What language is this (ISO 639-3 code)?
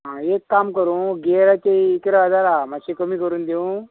kok